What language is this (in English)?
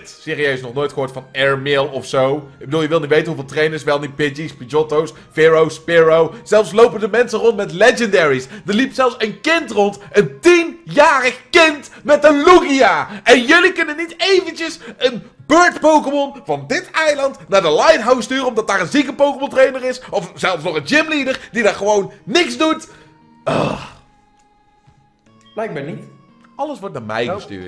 Dutch